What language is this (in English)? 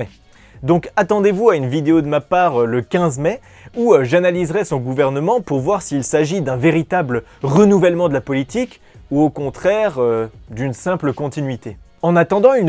French